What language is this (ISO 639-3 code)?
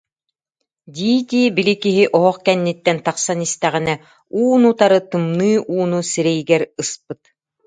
sah